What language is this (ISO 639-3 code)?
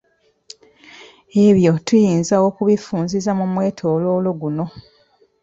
lug